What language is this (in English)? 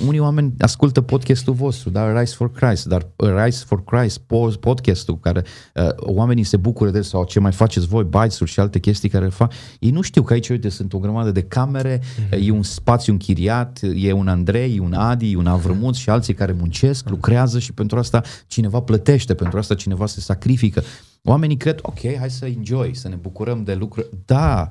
Romanian